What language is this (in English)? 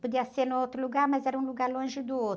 Portuguese